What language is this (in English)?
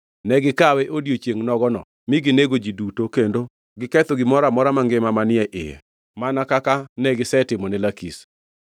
Luo (Kenya and Tanzania)